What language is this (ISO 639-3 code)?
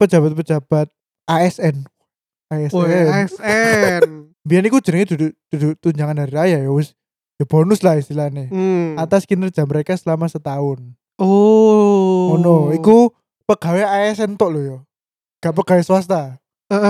ind